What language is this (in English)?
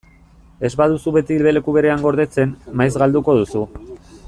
Basque